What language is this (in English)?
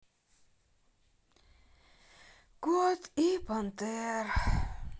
Russian